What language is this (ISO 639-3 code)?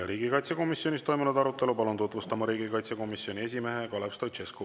est